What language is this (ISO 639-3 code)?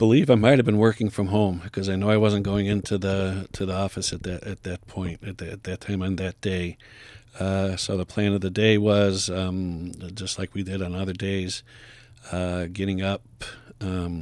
eng